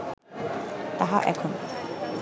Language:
Bangla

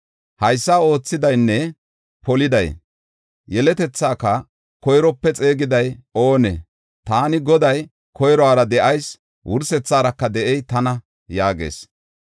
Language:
Gofa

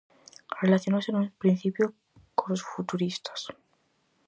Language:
Galician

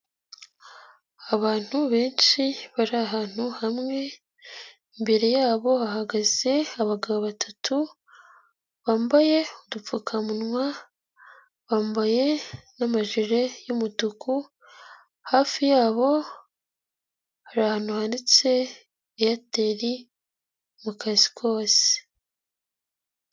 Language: Kinyarwanda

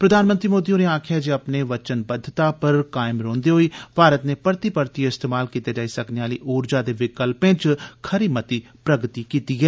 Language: Dogri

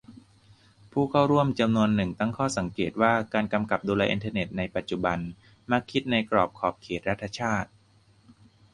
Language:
Thai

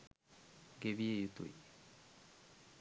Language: Sinhala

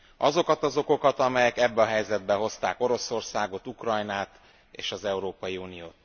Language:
Hungarian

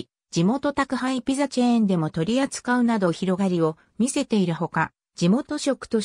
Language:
Japanese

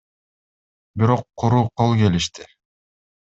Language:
Kyrgyz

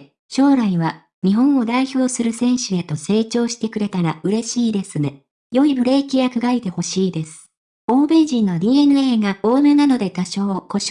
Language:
Japanese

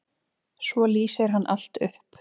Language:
Icelandic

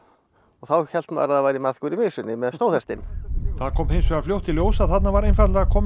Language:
Icelandic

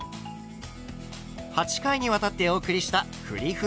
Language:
Japanese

